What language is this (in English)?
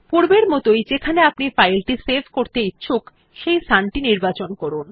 Bangla